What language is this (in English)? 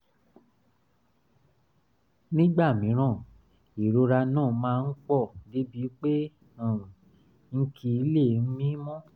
Yoruba